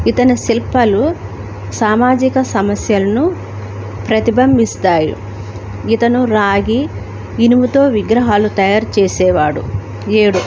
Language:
Telugu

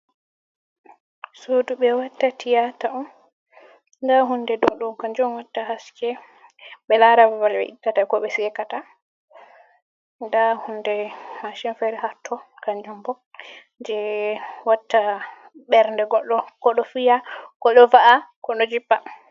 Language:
Fula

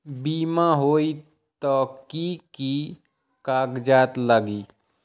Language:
Magahi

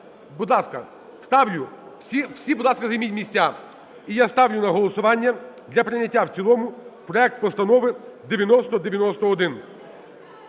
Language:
Ukrainian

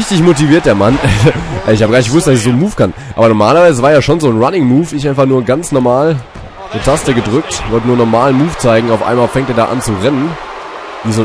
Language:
German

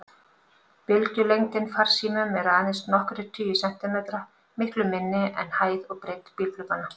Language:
Icelandic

